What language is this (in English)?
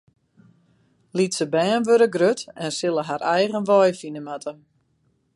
Western Frisian